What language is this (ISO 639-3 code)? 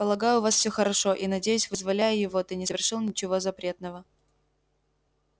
rus